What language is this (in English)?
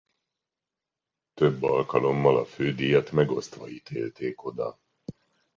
Hungarian